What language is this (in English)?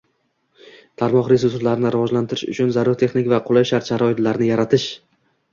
Uzbek